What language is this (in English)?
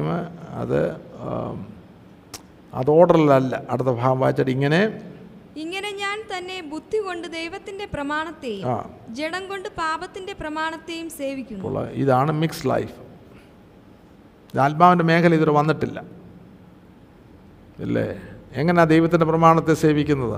Malayalam